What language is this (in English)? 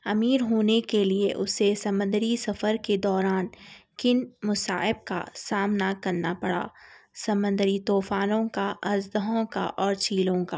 Urdu